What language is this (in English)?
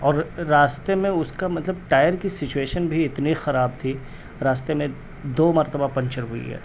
Urdu